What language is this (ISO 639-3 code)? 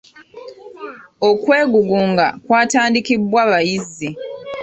lug